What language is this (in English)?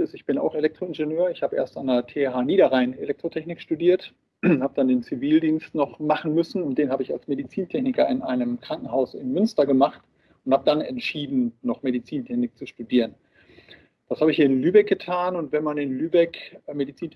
German